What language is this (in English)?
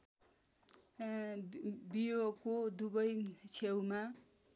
Nepali